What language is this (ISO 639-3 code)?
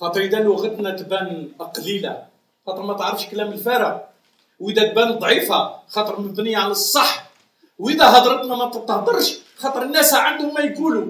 ara